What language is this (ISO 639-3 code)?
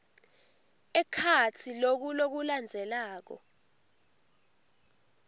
ssw